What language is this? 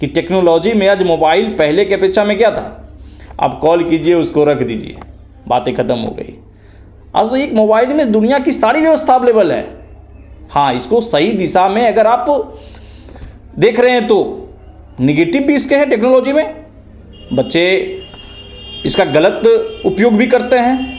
Hindi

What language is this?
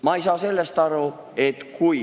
Estonian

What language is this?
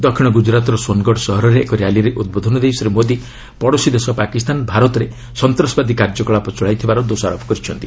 Odia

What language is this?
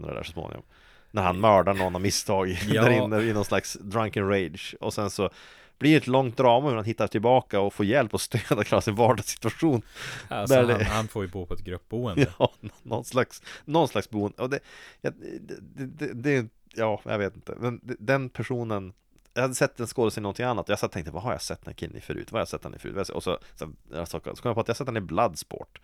Swedish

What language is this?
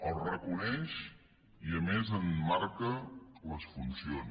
Catalan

